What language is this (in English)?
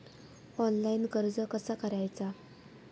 Marathi